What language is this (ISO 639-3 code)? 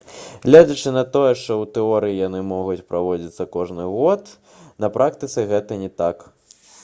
bel